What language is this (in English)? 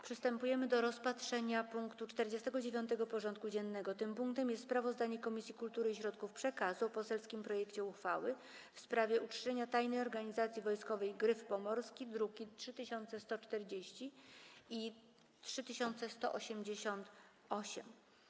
Polish